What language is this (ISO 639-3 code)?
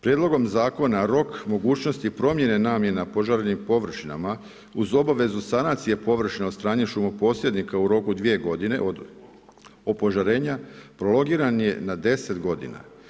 hrv